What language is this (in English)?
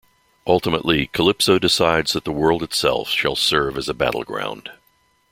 English